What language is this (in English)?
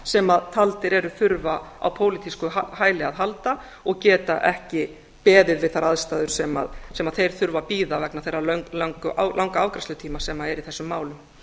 Icelandic